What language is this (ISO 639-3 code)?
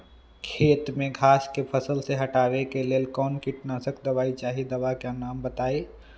mag